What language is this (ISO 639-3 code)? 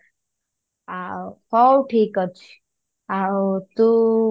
ori